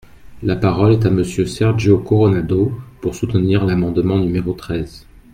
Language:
French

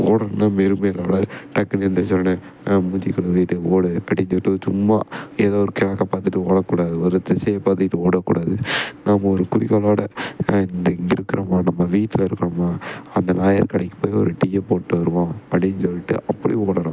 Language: Tamil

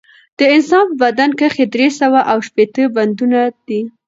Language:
Pashto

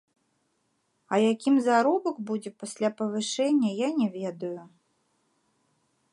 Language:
Belarusian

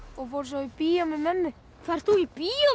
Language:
Icelandic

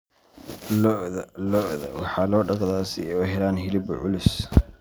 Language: Somali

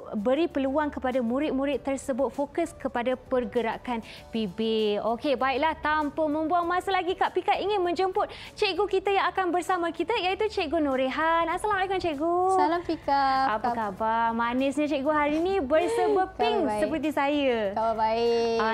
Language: Malay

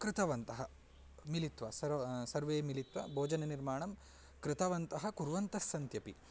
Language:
Sanskrit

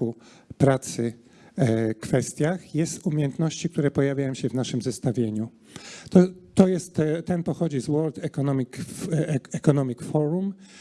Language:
Polish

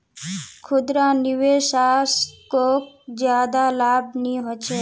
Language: Magahi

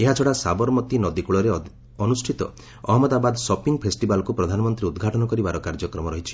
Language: Odia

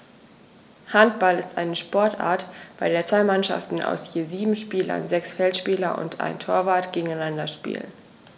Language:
German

